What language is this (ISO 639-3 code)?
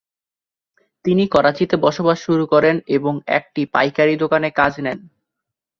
ben